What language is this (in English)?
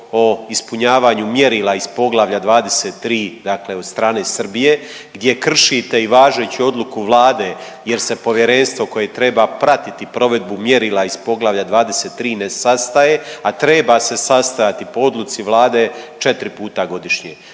Croatian